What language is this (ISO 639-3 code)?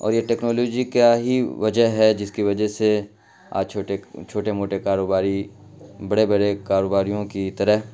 urd